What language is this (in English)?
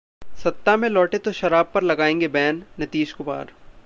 Hindi